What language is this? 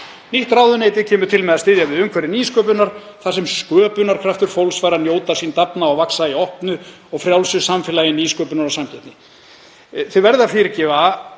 Icelandic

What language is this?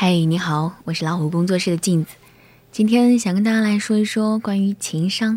Chinese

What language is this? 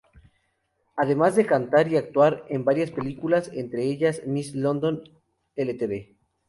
Spanish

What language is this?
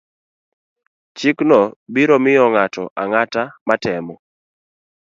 Luo (Kenya and Tanzania)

